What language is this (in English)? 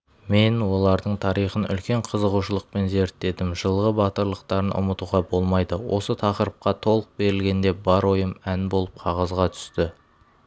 Kazakh